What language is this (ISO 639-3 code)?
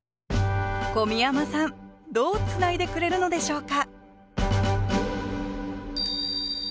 jpn